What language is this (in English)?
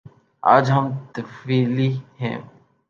Urdu